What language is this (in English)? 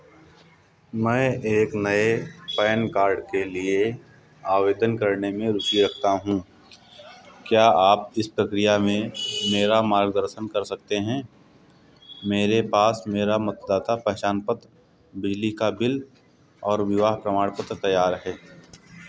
Hindi